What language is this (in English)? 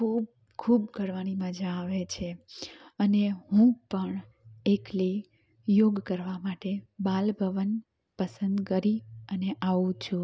Gujarati